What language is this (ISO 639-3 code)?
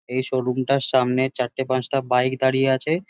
ben